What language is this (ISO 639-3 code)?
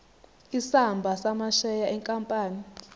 zul